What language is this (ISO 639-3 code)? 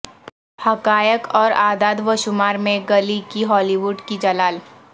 urd